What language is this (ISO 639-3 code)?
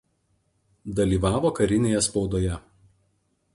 lit